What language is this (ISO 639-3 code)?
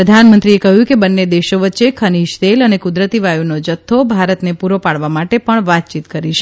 guj